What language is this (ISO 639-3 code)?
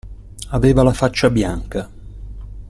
ita